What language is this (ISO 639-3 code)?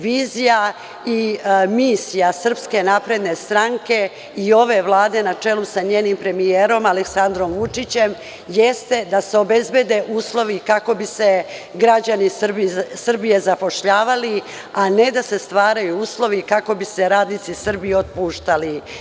srp